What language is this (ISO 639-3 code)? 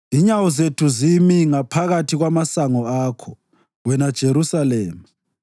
nde